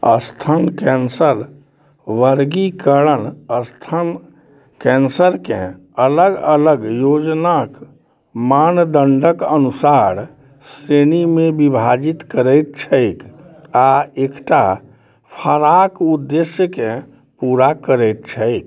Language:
Maithili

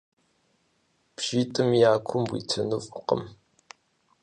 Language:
Kabardian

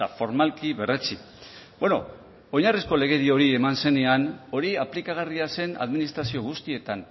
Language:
Basque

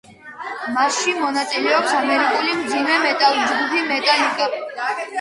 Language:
Georgian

